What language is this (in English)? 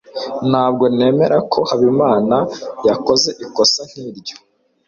Kinyarwanda